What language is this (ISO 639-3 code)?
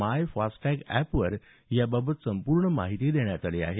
mar